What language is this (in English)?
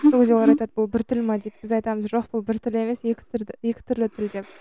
Kazakh